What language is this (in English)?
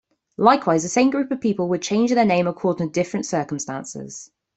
English